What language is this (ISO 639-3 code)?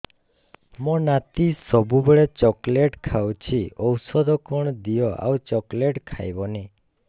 ori